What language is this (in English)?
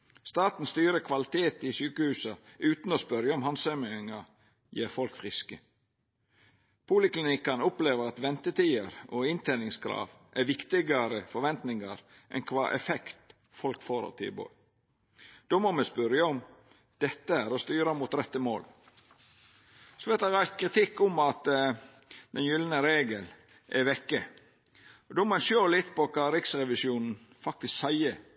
Norwegian Nynorsk